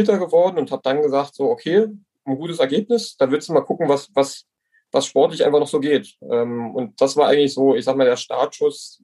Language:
German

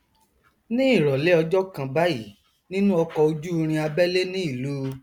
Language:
Yoruba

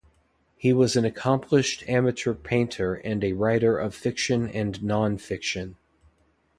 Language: English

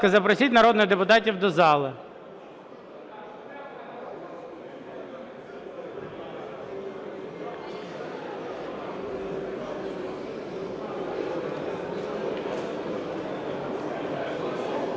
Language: Ukrainian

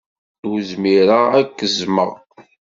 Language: Kabyle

